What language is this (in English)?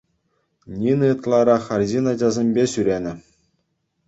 Chuvash